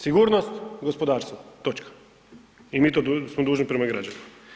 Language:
Croatian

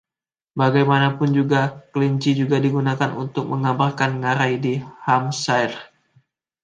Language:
Indonesian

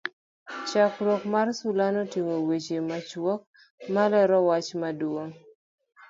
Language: Luo (Kenya and Tanzania)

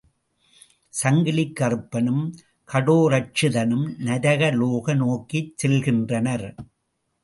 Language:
Tamil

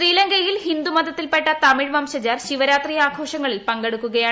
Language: Malayalam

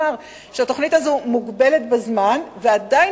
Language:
Hebrew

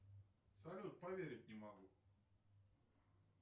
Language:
Russian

